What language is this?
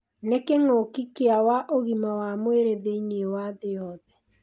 Kikuyu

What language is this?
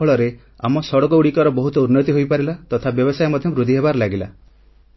Odia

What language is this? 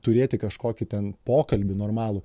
Lithuanian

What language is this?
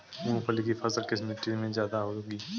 Hindi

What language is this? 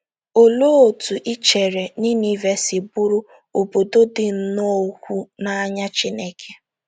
Igbo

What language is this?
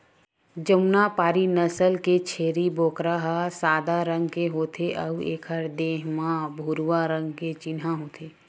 Chhattisgarhi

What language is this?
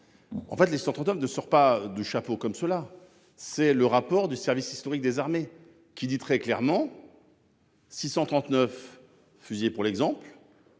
French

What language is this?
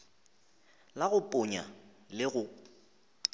Northern Sotho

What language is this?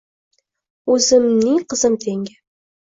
Uzbek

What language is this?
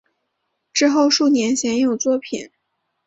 Chinese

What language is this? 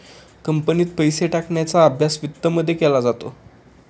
Marathi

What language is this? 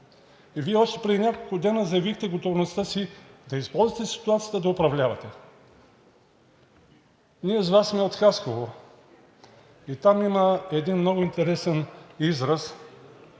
Bulgarian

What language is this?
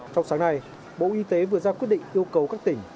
Vietnamese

